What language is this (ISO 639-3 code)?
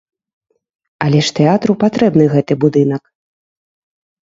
bel